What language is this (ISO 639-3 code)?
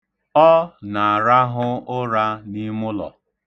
ibo